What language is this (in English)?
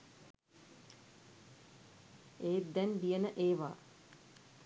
Sinhala